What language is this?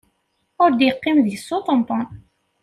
Kabyle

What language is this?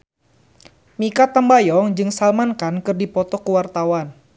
Sundanese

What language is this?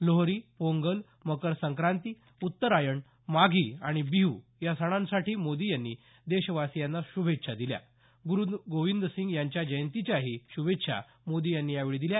Marathi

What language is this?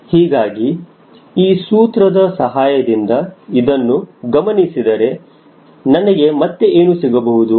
Kannada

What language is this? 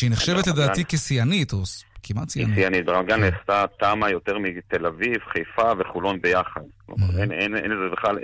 Hebrew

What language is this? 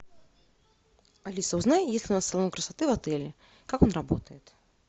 Russian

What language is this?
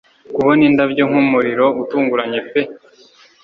Kinyarwanda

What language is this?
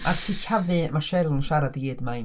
Welsh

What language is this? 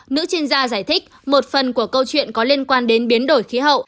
Vietnamese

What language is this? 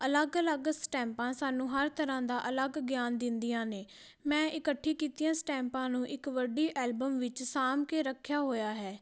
Punjabi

